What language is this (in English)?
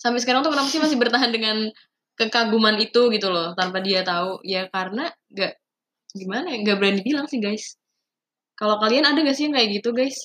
Indonesian